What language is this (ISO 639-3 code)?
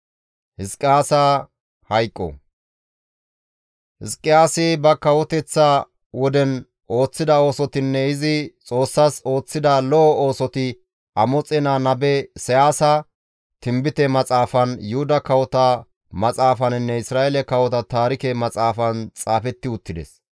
gmv